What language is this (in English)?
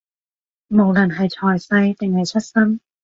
Cantonese